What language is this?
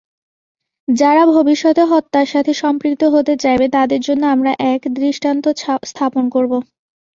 Bangla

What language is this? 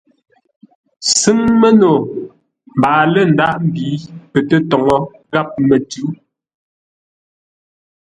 Ngombale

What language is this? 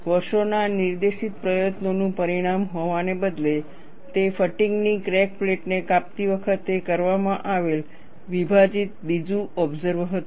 Gujarati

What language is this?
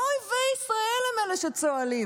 Hebrew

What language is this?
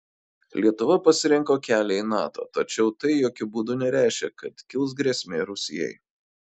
Lithuanian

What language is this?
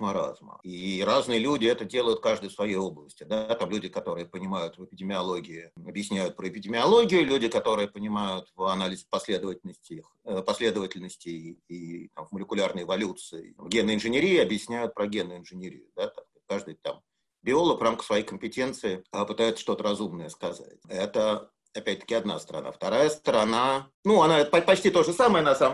Russian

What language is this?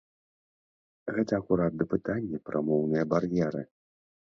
Belarusian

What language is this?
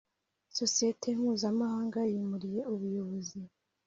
Kinyarwanda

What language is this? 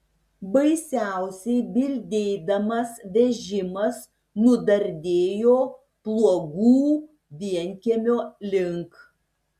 Lithuanian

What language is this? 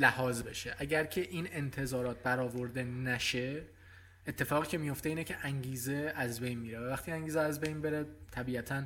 Persian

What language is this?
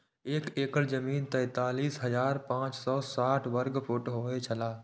Maithili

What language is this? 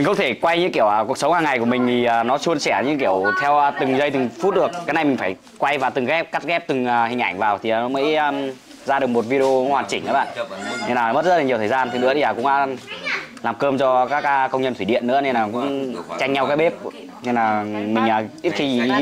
Vietnamese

